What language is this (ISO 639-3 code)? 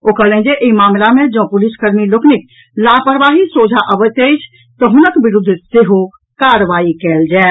mai